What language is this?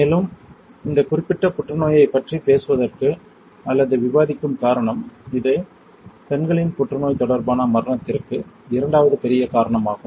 Tamil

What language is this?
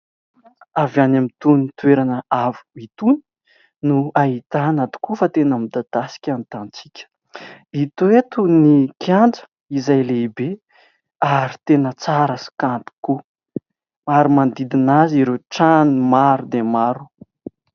Malagasy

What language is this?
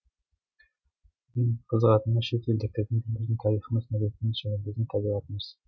Kazakh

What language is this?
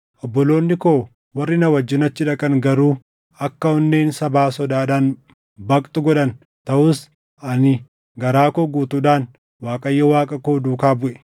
Oromo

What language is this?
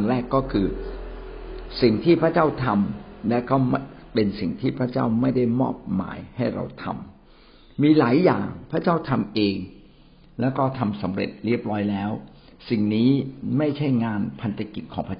Thai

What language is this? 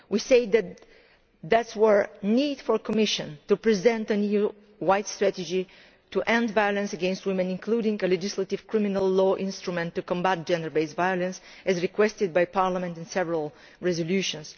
English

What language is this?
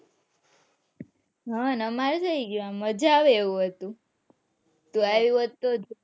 Gujarati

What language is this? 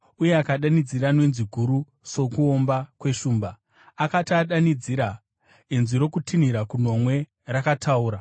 Shona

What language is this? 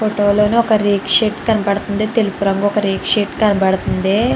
Telugu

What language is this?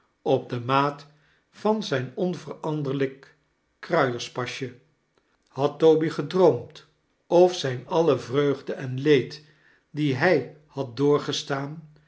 Dutch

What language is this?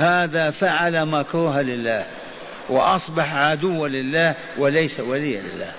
Arabic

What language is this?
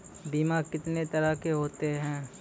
Maithili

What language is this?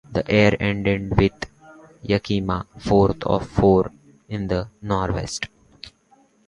English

